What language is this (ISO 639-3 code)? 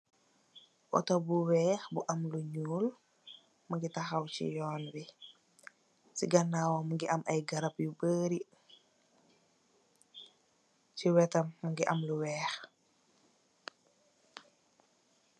wol